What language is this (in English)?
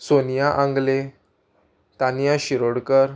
Konkani